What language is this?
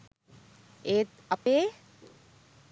Sinhala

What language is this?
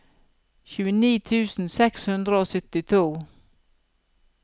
Norwegian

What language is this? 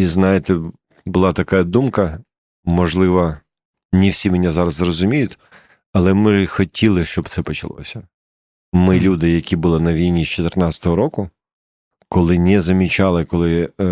Ukrainian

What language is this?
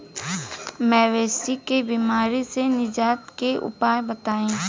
Bhojpuri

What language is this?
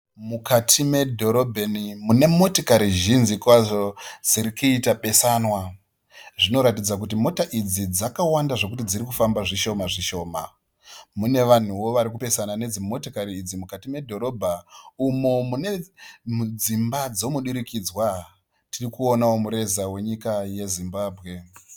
Shona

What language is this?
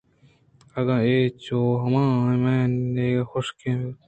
Eastern Balochi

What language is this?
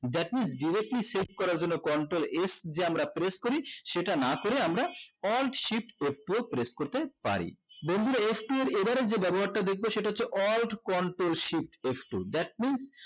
Bangla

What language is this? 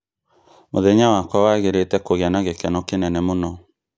Kikuyu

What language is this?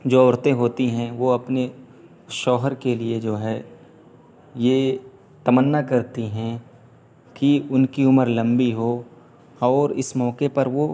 Urdu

